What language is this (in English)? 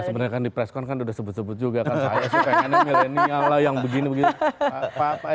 Indonesian